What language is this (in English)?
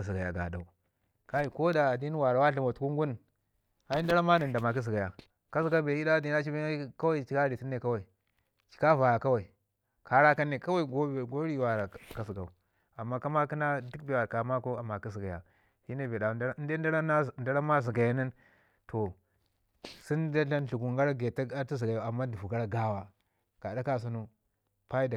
Ngizim